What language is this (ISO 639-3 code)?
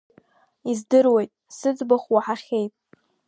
abk